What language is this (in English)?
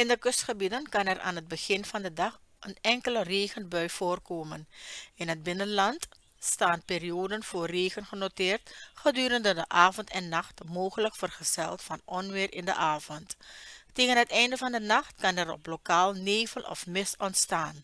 Dutch